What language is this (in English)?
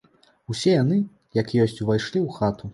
Belarusian